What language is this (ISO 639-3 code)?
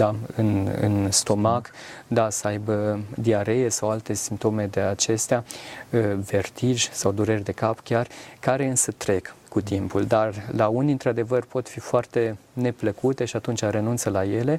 ron